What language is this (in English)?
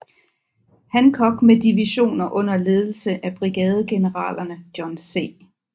Danish